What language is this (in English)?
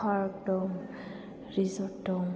Bodo